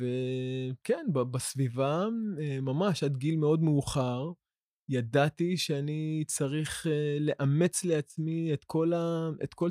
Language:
Hebrew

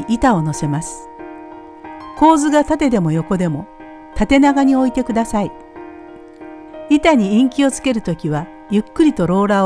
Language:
Japanese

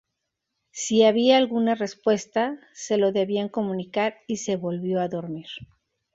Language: Spanish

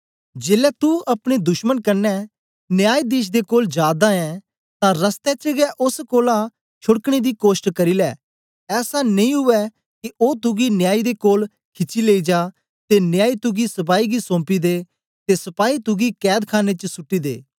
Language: Dogri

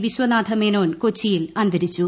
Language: Malayalam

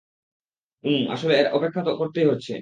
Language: Bangla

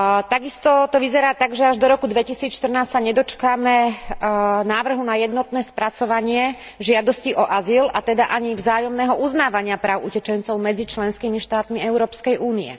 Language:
Slovak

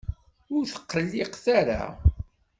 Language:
Kabyle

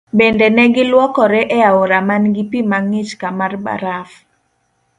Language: Luo (Kenya and Tanzania)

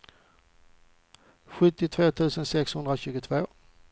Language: Swedish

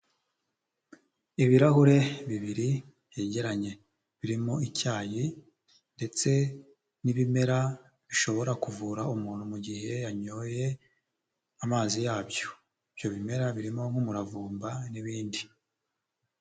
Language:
Kinyarwanda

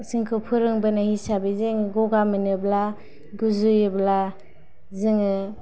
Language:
Bodo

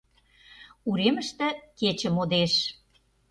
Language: Mari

